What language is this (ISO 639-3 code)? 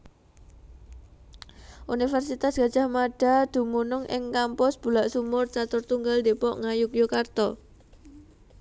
jav